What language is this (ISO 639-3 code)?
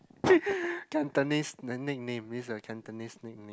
eng